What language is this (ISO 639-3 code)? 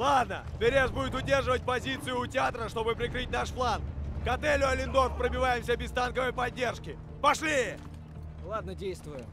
rus